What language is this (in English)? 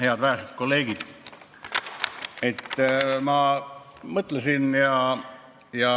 Estonian